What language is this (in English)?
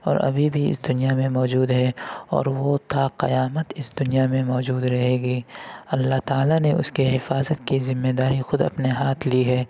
Urdu